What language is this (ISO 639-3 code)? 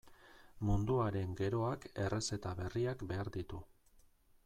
eus